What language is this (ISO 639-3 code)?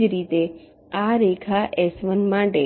guj